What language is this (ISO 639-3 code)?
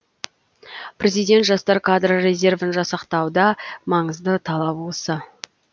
kaz